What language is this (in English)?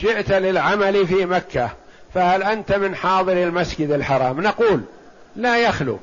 Arabic